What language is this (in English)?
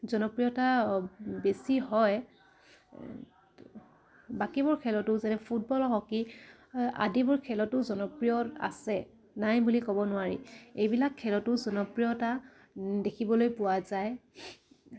Assamese